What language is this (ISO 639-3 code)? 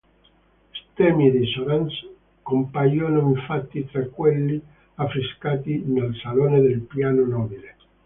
ita